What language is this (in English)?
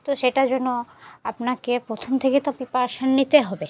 Bangla